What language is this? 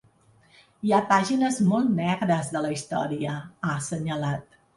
Catalan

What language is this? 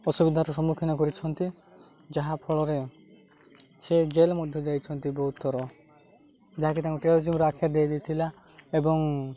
Odia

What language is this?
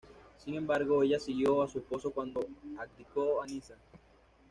Spanish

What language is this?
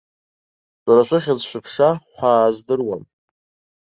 Abkhazian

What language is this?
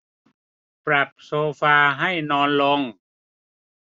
Thai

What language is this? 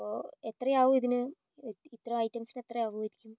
Malayalam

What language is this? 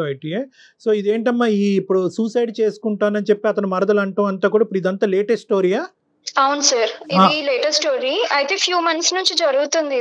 Telugu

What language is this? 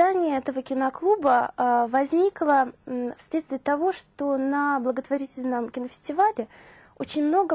Russian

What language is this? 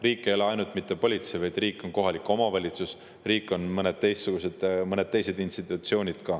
Estonian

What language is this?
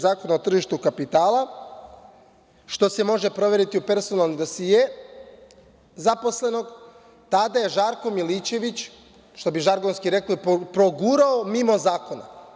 Serbian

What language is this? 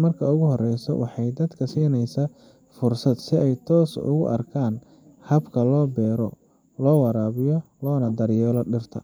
Somali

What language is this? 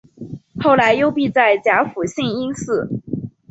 Chinese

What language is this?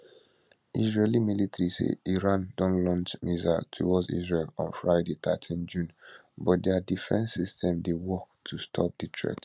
Nigerian Pidgin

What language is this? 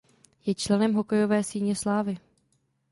Czech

